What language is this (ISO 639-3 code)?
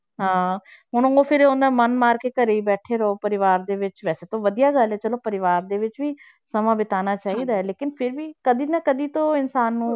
pan